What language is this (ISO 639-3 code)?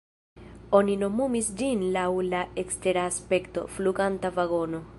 epo